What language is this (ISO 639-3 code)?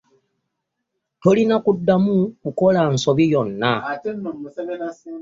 lug